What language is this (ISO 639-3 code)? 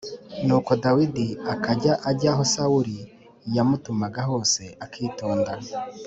kin